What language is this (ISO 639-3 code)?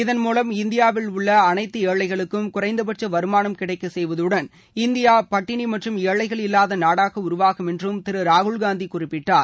tam